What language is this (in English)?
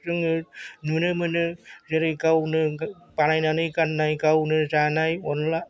Bodo